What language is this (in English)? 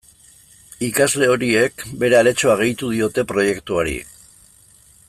Basque